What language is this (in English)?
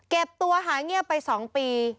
Thai